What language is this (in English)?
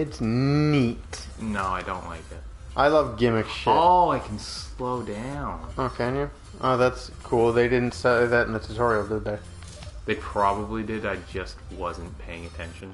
English